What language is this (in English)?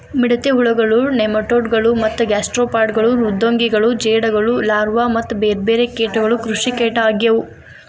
Kannada